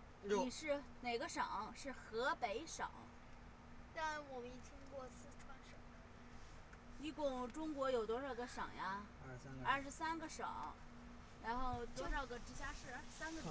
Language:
Chinese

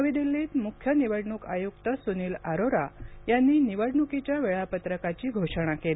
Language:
Marathi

